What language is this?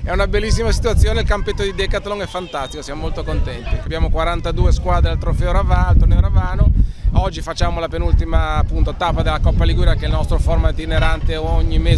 Italian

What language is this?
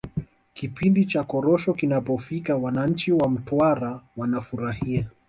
Swahili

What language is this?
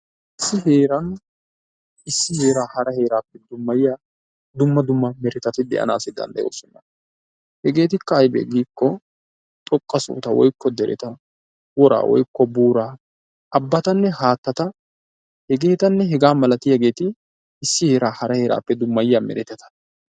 Wolaytta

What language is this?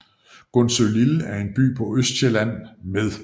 Danish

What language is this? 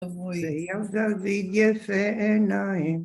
Hebrew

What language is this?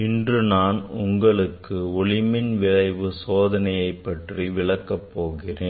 Tamil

